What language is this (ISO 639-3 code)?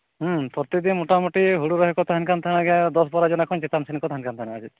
sat